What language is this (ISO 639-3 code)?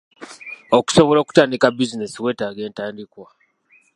lug